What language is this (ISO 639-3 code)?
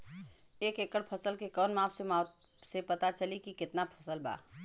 bho